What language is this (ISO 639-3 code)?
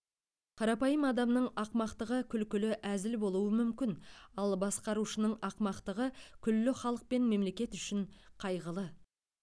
kaz